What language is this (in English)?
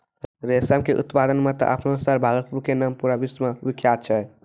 Maithili